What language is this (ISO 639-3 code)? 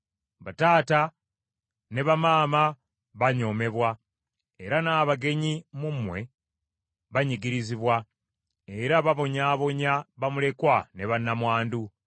lug